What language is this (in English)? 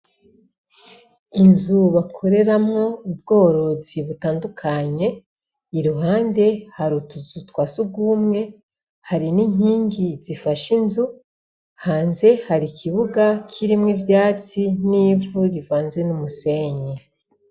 Rundi